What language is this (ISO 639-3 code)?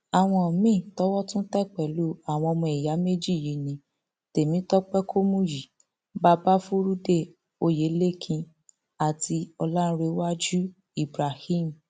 yor